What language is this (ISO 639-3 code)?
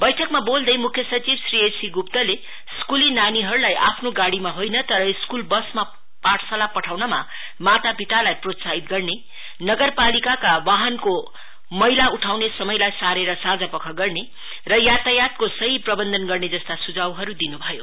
nep